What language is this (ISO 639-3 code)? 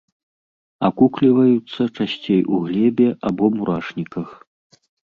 bel